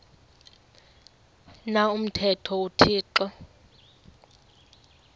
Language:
Xhosa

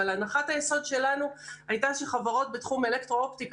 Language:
Hebrew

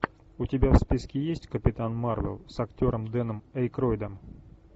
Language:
Russian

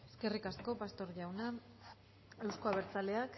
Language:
Basque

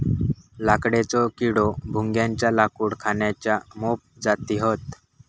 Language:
Marathi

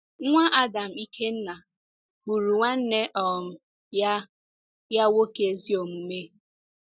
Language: Igbo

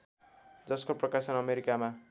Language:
Nepali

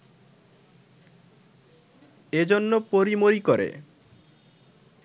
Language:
Bangla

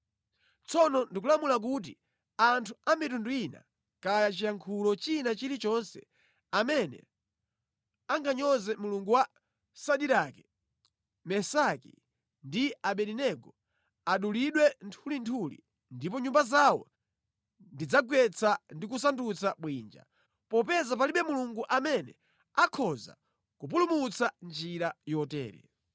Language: Nyanja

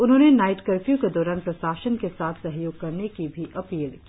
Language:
Hindi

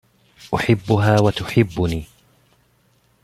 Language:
Arabic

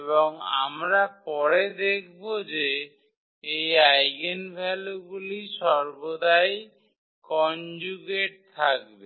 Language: Bangla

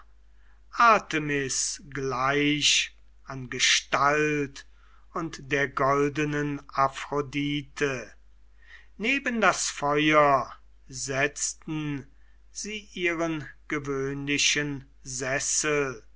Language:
German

